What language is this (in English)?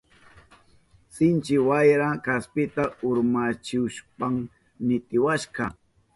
Southern Pastaza Quechua